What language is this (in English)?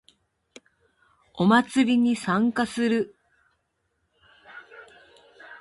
Japanese